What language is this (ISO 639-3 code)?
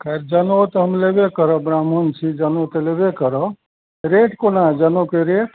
mai